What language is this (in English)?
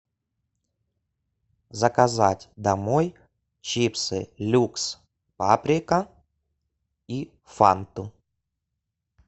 Russian